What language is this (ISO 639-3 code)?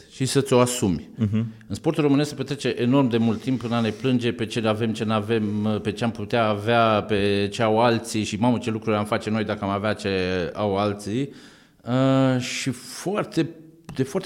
ron